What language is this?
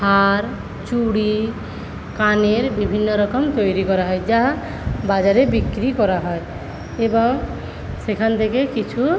Bangla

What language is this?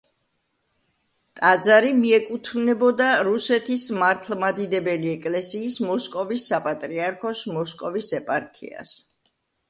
Georgian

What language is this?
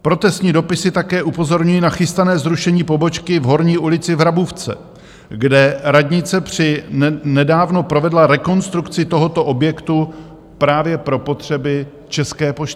Czech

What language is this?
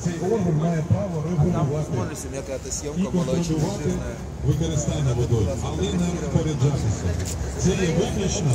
Ukrainian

